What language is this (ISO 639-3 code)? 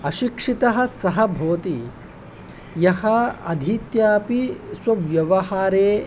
san